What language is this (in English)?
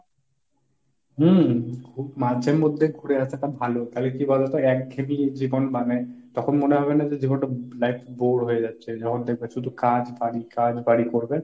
Bangla